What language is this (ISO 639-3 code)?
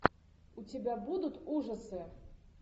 rus